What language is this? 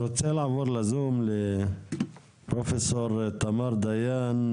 Hebrew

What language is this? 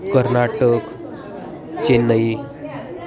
Sanskrit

